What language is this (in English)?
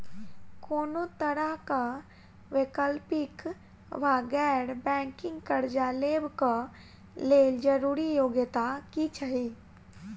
Maithili